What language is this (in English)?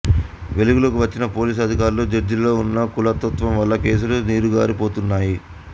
Telugu